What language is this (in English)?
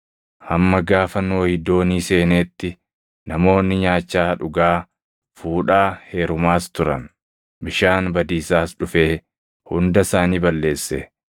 Oromo